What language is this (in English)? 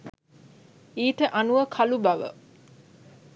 Sinhala